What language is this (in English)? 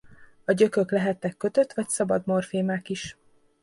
Hungarian